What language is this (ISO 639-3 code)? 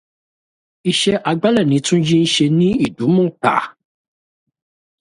yor